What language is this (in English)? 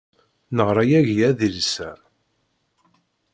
Kabyle